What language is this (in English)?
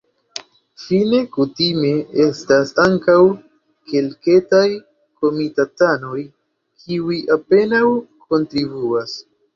Esperanto